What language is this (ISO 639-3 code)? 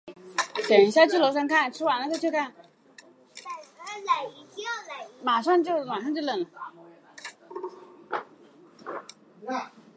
zho